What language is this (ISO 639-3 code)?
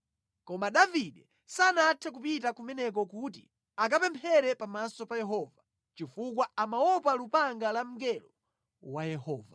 nya